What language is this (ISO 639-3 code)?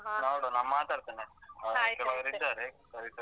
kan